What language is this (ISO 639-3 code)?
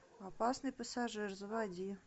rus